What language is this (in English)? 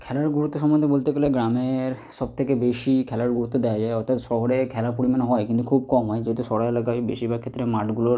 Bangla